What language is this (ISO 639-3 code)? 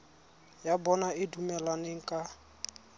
tsn